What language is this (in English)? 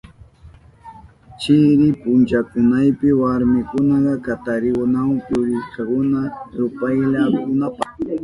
Southern Pastaza Quechua